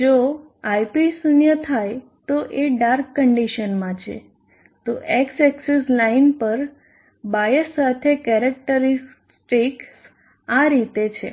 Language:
Gujarati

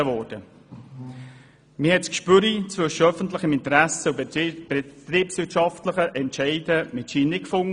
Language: Swiss German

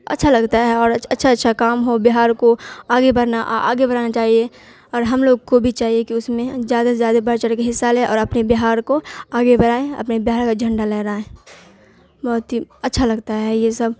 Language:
Urdu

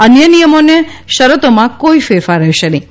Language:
Gujarati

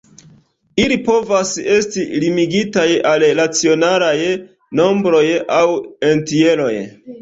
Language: Esperanto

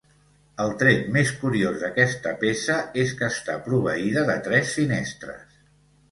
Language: Catalan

